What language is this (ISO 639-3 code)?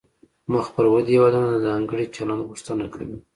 pus